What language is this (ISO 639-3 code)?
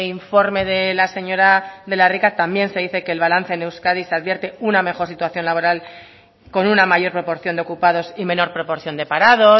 spa